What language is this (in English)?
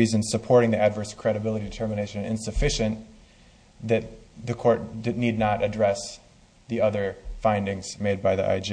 English